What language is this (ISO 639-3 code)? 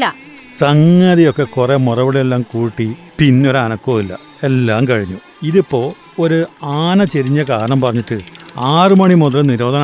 mal